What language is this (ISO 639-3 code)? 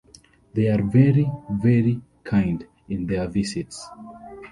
eng